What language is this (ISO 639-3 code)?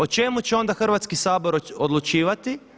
hrv